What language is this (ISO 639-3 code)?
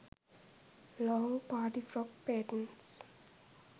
sin